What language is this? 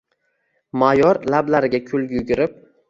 Uzbek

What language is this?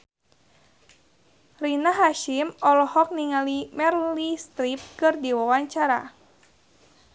Sundanese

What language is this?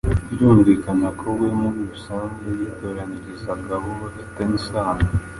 Kinyarwanda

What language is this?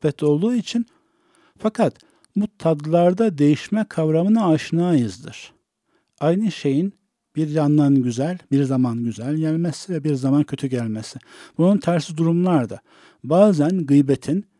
Turkish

